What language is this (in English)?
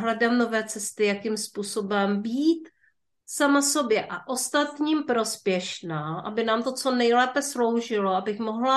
Czech